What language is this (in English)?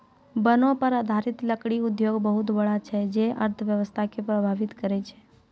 Maithili